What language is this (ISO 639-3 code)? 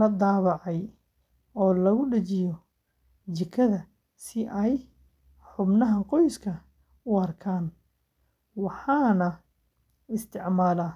som